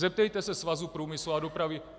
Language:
Czech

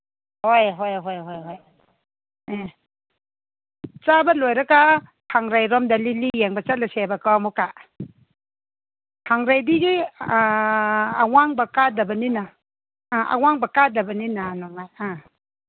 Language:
Manipuri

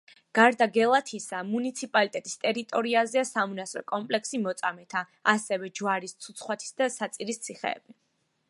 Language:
Georgian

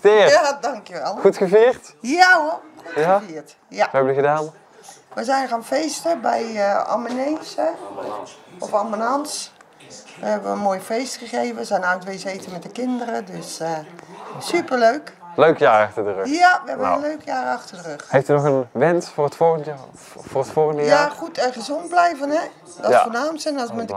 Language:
Dutch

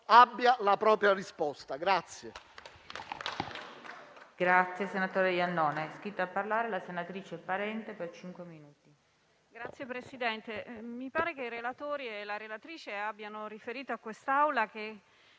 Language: Italian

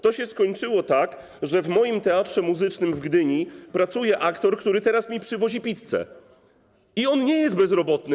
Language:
Polish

